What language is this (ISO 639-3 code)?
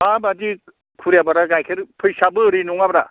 brx